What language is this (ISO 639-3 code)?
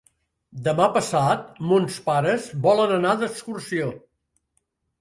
cat